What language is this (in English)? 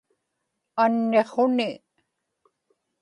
Inupiaq